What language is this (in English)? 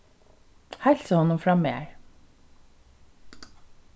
Faroese